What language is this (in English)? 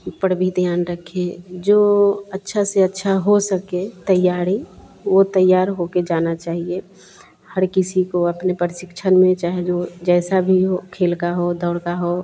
Hindi